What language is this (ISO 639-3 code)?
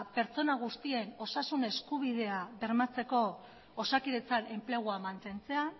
eus